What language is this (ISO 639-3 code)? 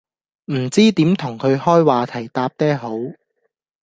yue